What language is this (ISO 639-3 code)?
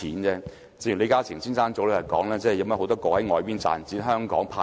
yue